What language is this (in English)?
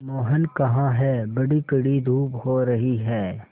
Hindi